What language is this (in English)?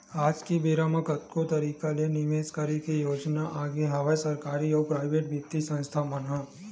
Chhattisgarhi